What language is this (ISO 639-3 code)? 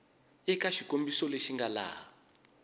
tso